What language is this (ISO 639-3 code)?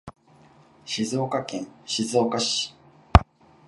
jpn